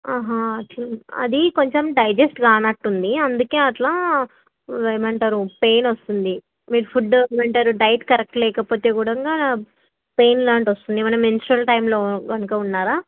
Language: Telugu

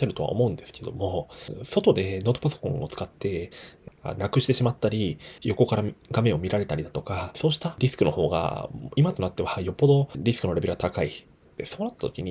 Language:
Japanese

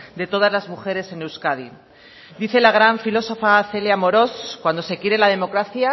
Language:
Spanish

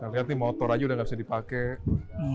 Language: Indonesian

